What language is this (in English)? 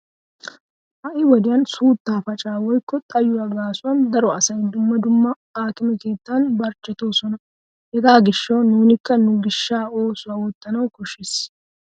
Wolaytta